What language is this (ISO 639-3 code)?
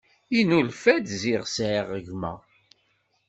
kab